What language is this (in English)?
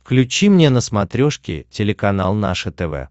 Russian